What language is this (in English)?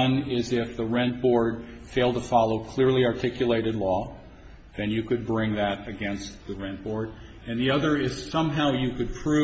English